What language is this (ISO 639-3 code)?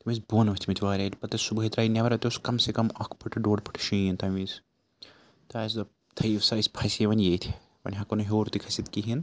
kas